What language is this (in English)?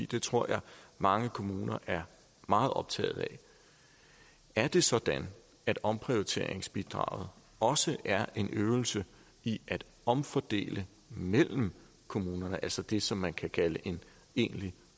Danish